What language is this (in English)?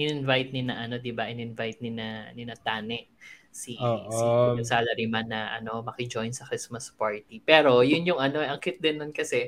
Filipino